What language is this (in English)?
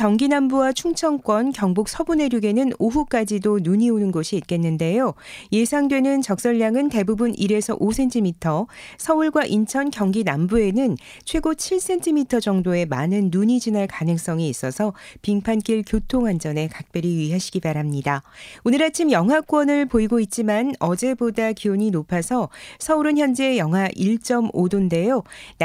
Korean